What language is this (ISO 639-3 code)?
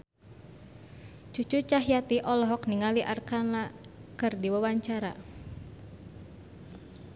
sun